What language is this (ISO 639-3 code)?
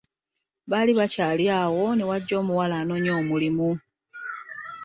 lug